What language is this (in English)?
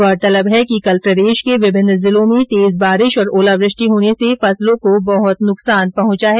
Hindi